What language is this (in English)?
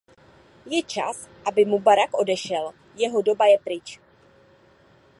Czech